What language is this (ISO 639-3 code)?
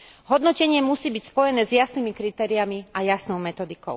slk